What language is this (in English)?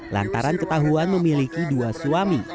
Indonesian